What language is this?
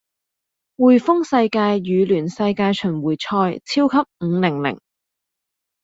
Cantonese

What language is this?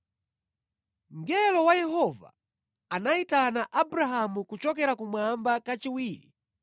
Nyanja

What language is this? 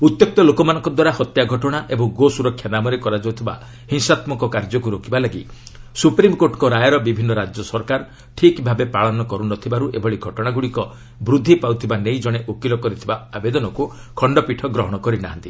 Odia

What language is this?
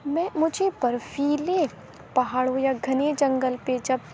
Urdu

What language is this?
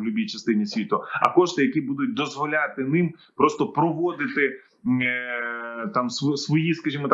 Ukrainian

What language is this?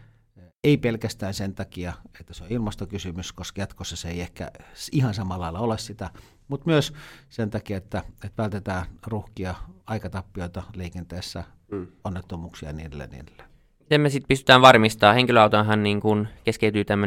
Finnish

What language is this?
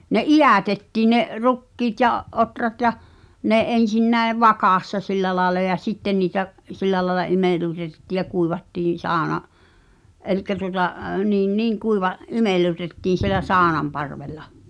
Finnish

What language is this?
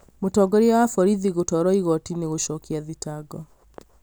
Kikuyu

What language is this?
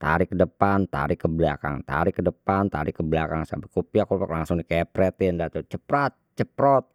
Betawi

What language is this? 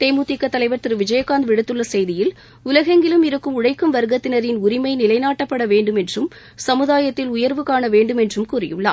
Tamil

